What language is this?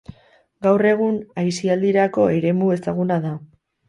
Basque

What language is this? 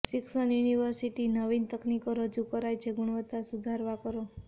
Gujarati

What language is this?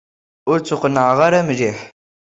Kabyle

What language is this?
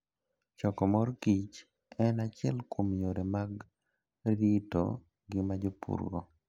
Luo (Kenya and Tanzania)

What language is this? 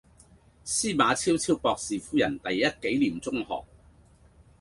Cantonese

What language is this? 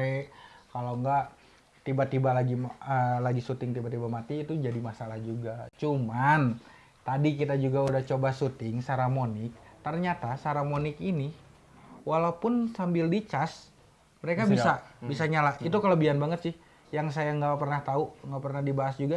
Indonesian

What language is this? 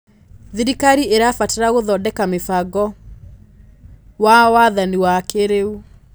Kikuyu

